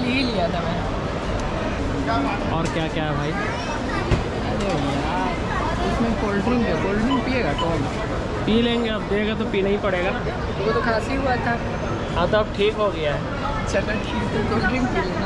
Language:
Hindi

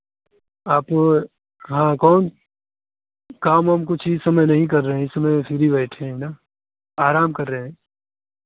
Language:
Hindi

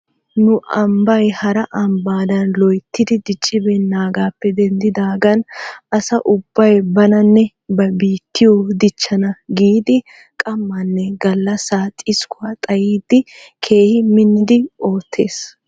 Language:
Wolaytta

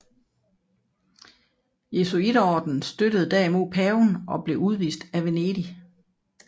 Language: Danish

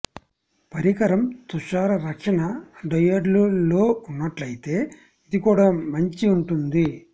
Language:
Telugu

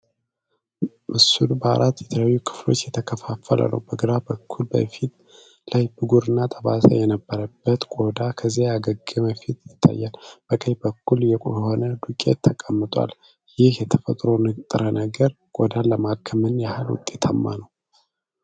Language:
Amharic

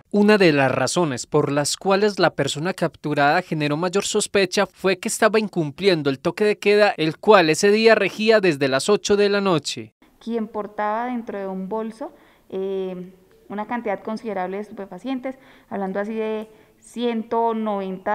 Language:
Spanish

